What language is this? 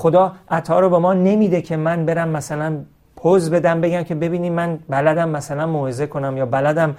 Persian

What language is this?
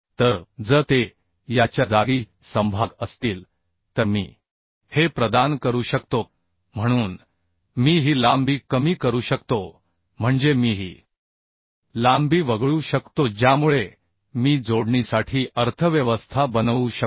Marathi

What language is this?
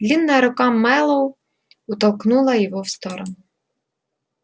Russian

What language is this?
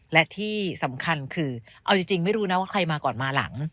Thai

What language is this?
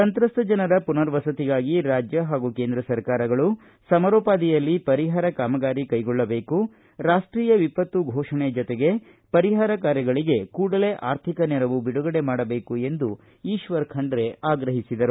Kannada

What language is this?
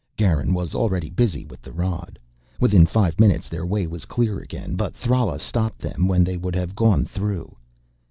English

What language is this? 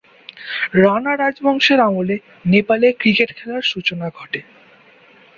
Bangla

